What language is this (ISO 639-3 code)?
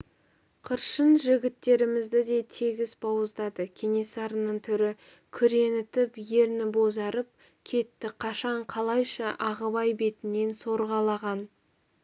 kaz